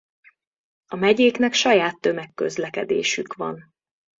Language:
Hungarian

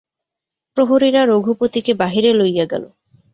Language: Bangla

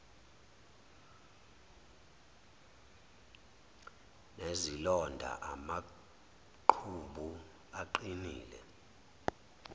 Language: Zulu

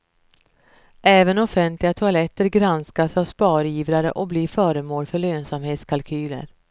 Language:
Swedish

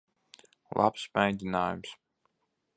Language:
Latvian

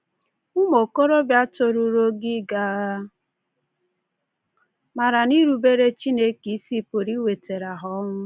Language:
Igbo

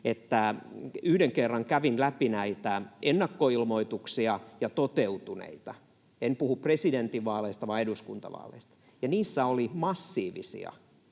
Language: Finnish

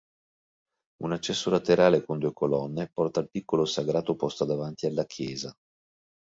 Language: Italian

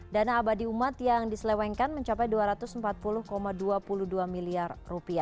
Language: Indonesian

